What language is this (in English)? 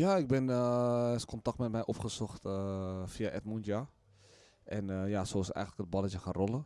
Dutch